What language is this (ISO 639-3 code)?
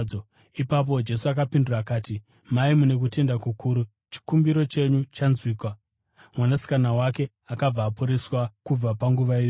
sna